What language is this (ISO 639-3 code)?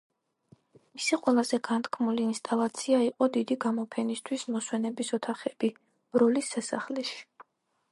kat